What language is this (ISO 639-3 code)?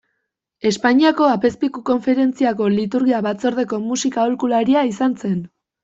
eus